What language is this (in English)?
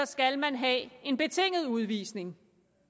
Danish